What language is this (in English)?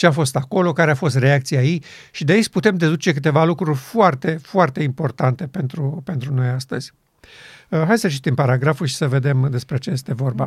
Romanian